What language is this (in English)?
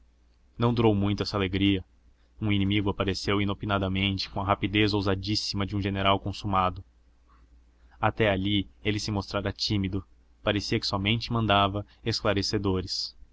Portuguese